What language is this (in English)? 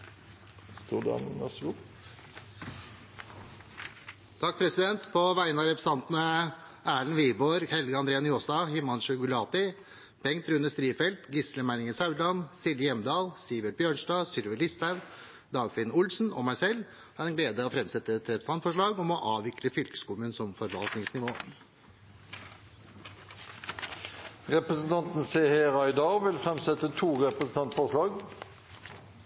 Norwegian